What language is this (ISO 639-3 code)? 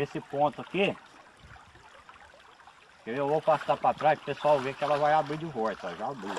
por